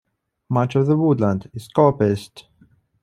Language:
English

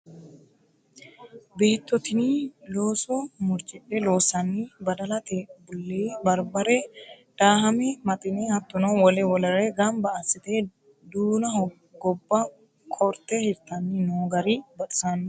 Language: Sidamo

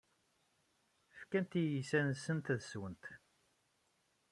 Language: Kabyle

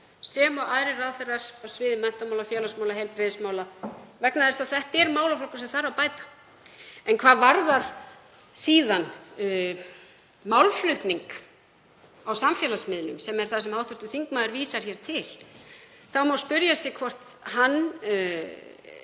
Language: Icelandic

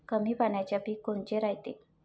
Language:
Marathi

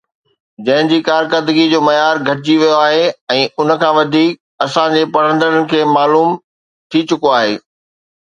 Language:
Sindhi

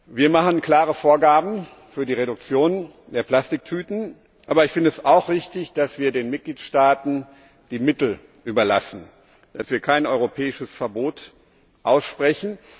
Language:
German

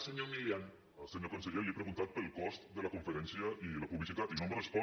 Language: Catalan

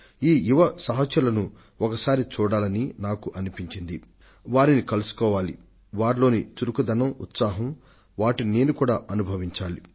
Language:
Telugu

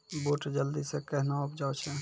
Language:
Maithili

